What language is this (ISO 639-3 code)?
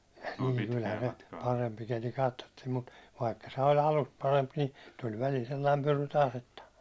fin